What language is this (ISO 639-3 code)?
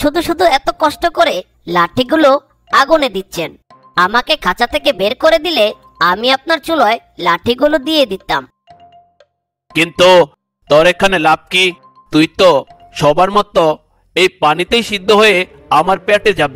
hin